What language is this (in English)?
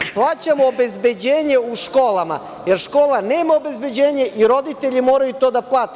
Serbian